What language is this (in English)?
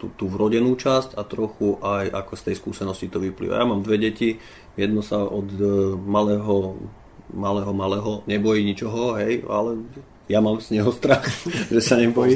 Slovak